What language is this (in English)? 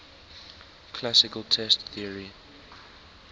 English